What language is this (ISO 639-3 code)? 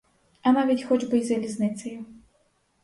ukr